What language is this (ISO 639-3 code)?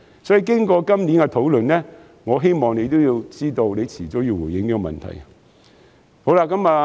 yue